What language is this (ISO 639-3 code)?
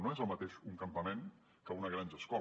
cat